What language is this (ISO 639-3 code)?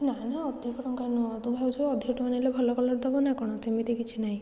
ori